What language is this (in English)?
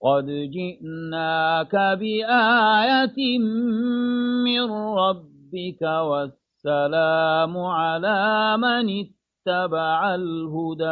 Arabic